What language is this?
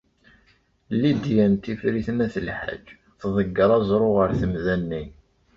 Kabyle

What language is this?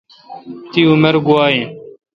Kalkoti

